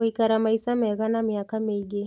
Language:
Kikuyu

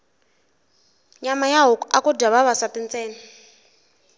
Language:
Tsonga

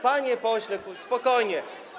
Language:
Polish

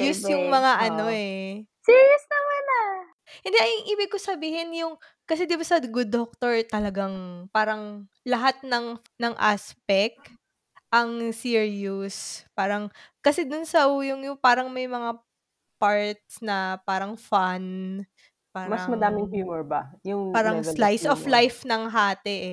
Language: Filipino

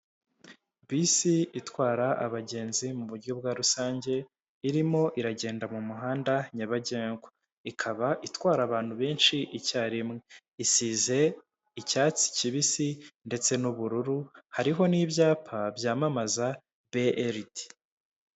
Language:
Kinyarwanda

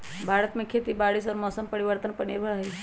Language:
Magahi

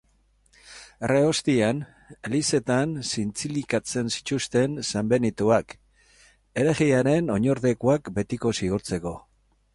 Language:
Basque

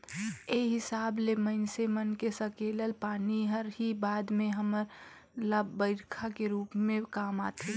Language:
Chhattisgarhi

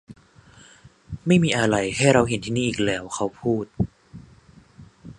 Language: Thai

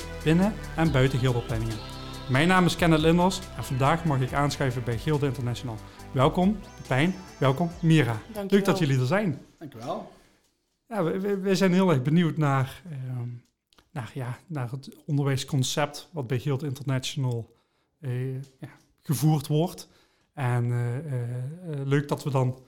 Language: Dutch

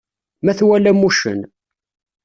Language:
Kabyle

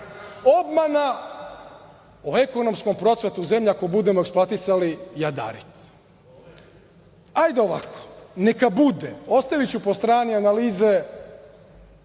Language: Serbian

